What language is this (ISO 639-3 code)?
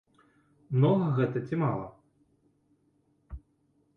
bel